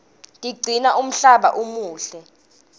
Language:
Swati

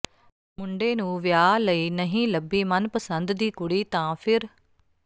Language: Punjabi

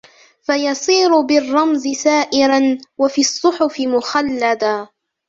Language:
Arabic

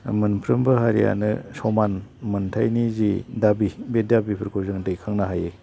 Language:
Bodo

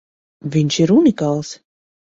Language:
Latvian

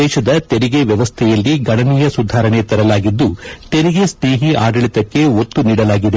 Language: Kannada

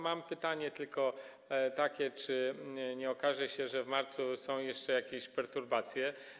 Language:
Polish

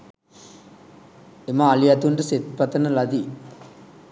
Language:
Sinhala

